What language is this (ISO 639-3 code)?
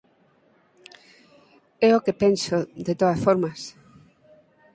glg